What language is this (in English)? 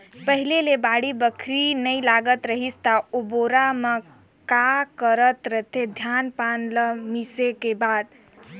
Chhattisgarhi